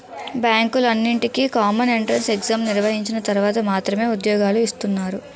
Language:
Telugu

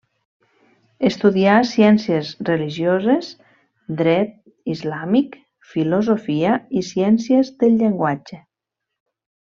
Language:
Catalan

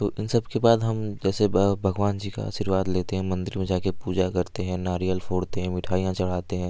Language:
Hindi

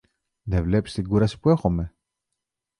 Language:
Greek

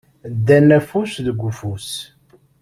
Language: Kabyle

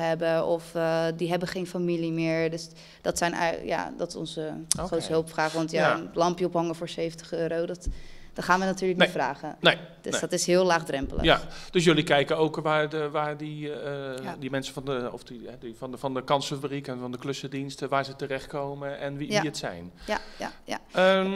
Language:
Dutch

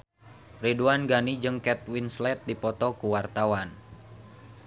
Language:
Sundanese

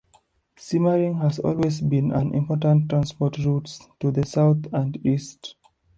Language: English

